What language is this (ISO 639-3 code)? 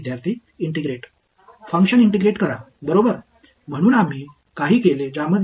tam